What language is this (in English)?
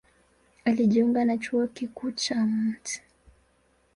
Swahili